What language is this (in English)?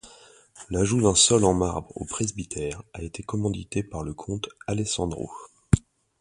French